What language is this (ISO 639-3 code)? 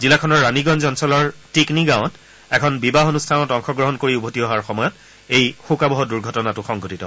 asm